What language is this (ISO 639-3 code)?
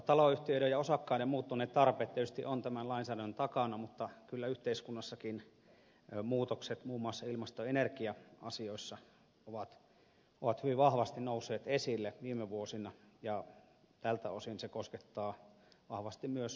fin